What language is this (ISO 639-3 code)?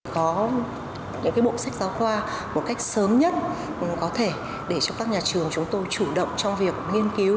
vie